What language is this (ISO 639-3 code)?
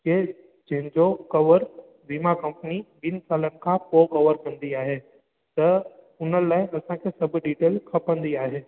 snd